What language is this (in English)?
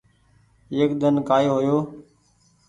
Goaria